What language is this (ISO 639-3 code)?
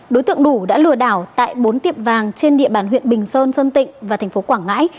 vie